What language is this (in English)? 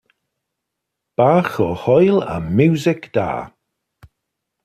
Welsh